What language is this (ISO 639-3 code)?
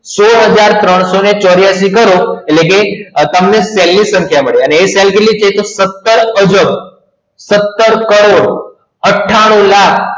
guj